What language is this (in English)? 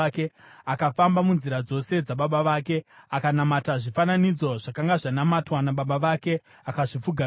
Shona